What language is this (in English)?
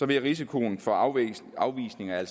Danish